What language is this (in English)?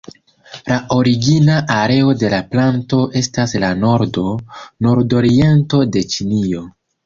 Esperanto